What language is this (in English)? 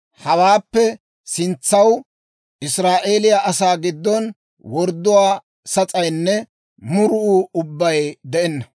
Dawro